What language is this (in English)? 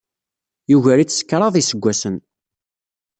Kabyle